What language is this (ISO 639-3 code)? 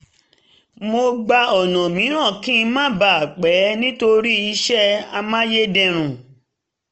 yor